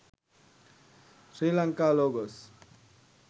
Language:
Sinhala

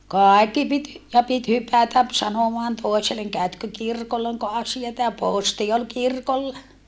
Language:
Finnish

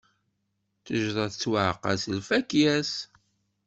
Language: Kabyle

